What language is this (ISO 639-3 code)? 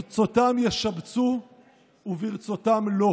heb